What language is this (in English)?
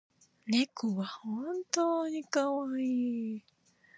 Japanese